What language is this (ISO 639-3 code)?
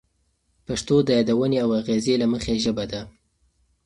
pus